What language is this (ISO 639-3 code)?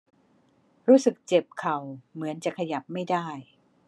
tha